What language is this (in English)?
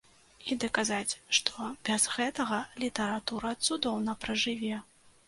Belarusian